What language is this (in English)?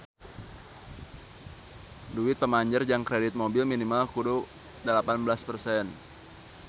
Sundanese